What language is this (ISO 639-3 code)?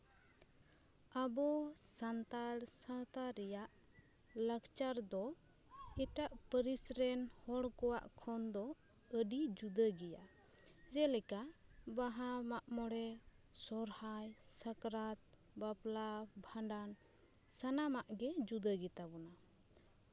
sat